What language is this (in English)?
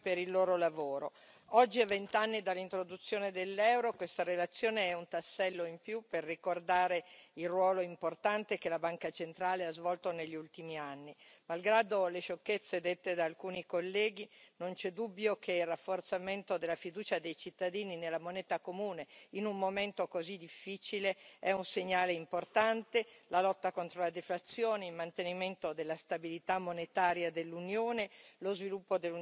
Italian